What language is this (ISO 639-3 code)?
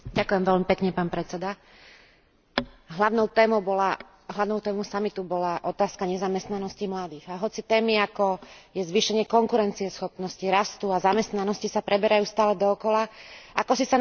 slk